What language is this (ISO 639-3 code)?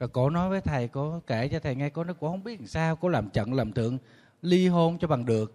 vie